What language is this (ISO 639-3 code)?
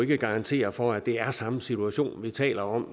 dan